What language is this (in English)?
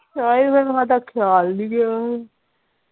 Punjabi